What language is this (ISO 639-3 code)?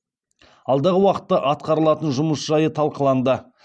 kaz